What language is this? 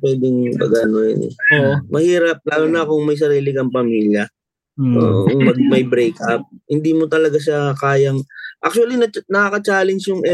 Filipino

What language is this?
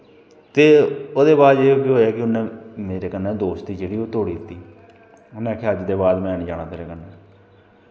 Dogri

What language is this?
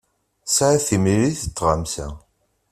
Kabyle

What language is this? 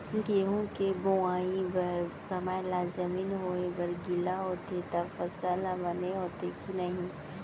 Chhattisgarhi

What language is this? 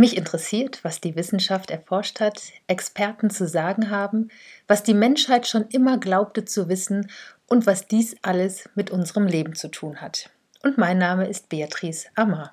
German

